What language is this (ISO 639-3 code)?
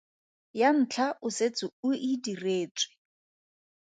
tsn